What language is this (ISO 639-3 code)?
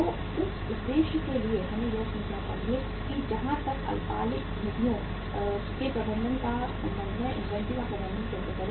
hin